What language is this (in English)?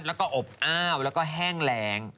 Thai